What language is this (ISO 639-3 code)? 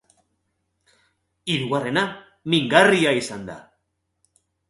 eus